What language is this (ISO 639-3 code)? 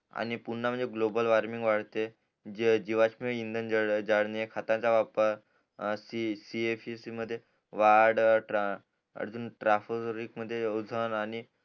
mar